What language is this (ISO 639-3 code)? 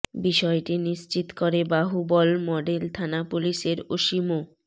ben